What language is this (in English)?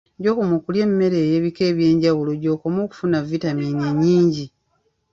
Ganda